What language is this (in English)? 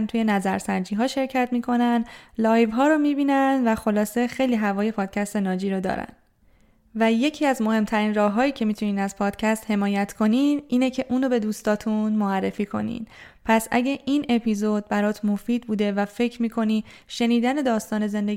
Persian